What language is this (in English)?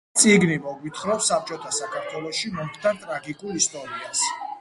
Georgian